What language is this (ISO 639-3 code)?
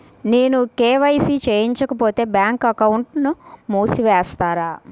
tel